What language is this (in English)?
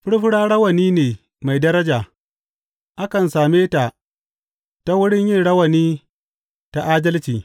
Hausa